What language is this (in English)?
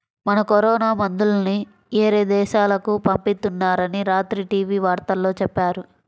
Telugu